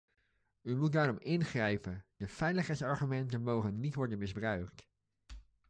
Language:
Dutch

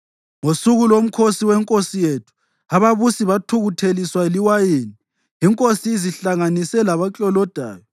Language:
North Ndebele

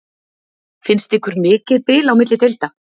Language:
Icelandic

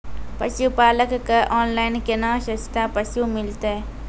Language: Maithili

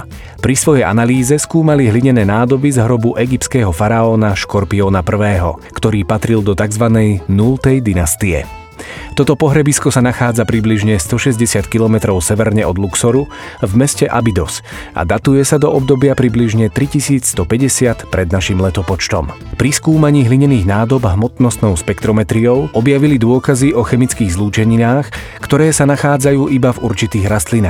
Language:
Slovak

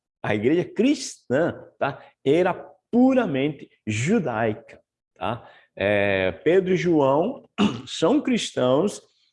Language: Portuguese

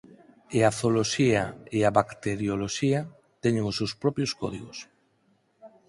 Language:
Galician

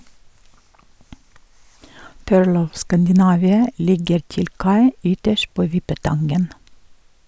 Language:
Norwegian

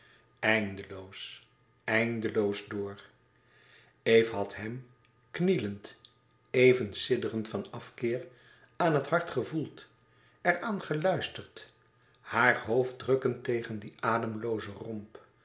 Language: Dutch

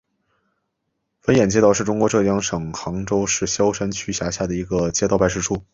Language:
Chinese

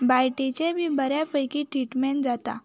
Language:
Konkani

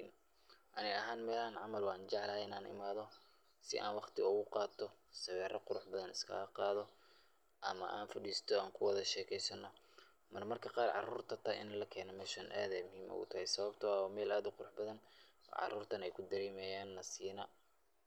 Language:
Somali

